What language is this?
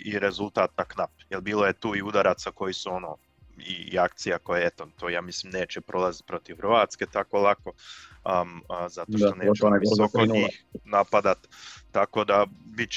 Croatian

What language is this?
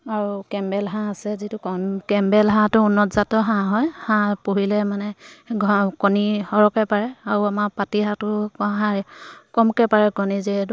Assamese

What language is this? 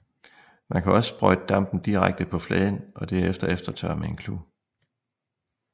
Danish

